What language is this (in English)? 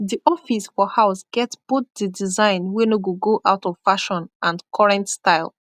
Nigerian Pidgin